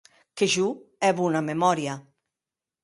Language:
Occitan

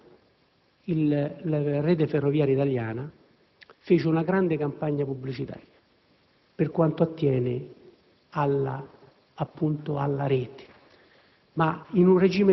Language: Italian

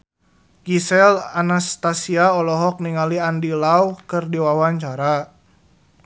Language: Sundanese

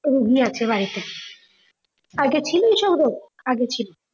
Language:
Bangla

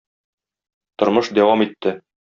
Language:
Tatar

